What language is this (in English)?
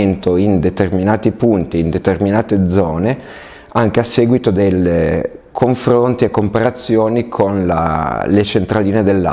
Italian